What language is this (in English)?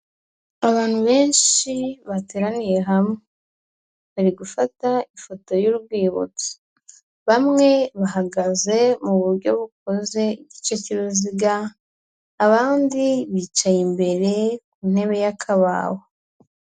Kinyarwanda